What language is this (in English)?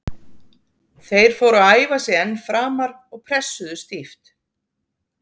Icelandic